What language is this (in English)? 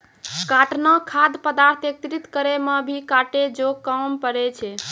Maithili